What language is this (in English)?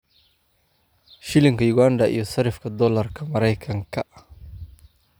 Somali